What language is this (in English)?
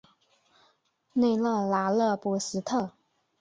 Chinese